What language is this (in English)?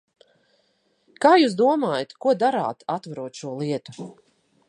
Latvian